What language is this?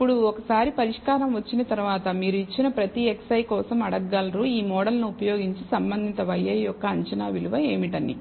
Telugu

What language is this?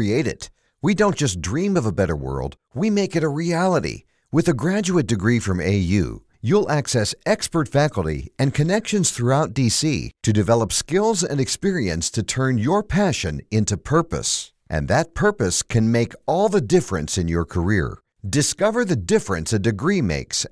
Italian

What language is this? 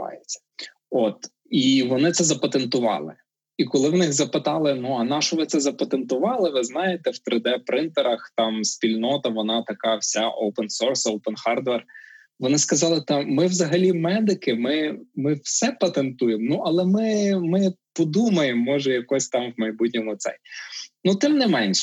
Ukrainian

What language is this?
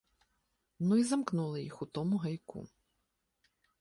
Ukrainian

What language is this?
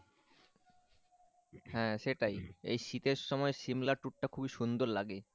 Bangla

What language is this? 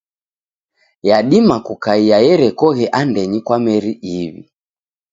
Taita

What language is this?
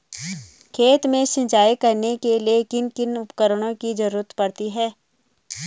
Hindi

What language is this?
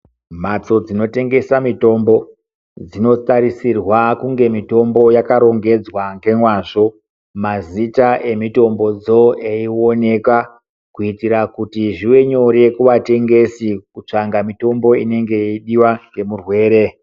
Ndau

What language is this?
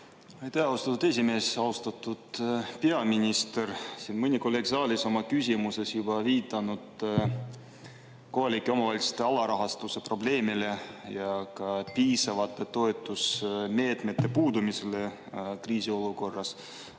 Estonian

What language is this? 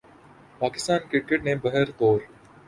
Urdu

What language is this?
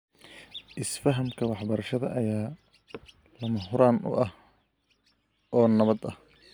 Somali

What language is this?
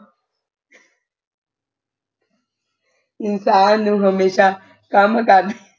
Punjabi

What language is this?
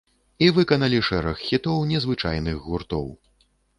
Belarusian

